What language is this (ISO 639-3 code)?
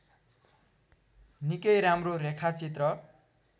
nep